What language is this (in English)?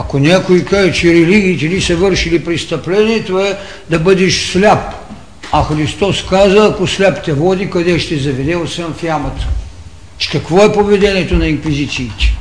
Bulgarian